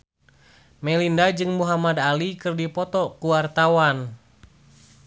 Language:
Sundanese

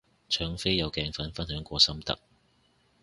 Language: Cantonese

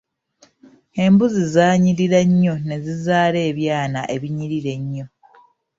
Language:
Ganda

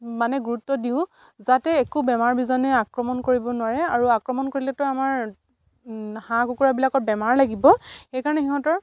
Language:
Assamese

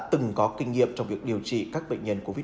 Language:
Vietnamese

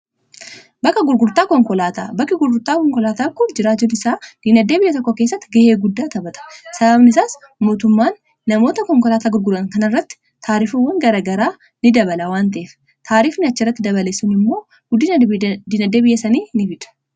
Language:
Oromo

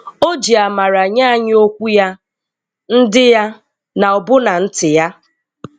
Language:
Igbo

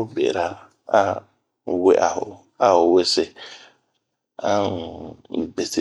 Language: Bomu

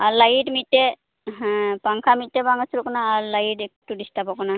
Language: Santali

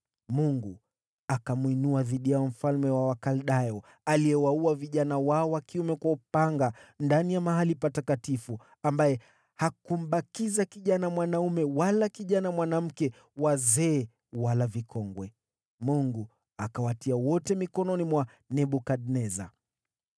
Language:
Swahili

